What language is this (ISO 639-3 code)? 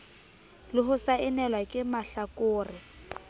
sot